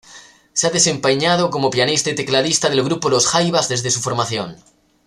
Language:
Spanish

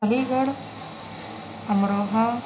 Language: Urdu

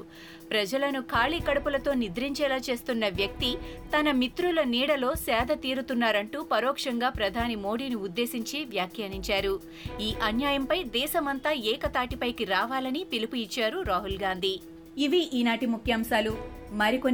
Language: Telugu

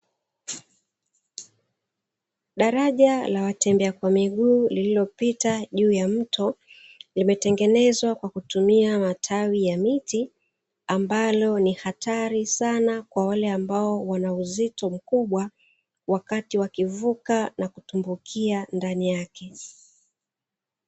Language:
Swahili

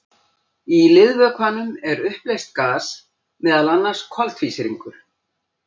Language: Icelandic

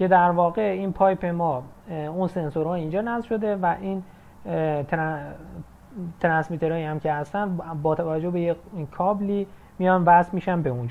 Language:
Persian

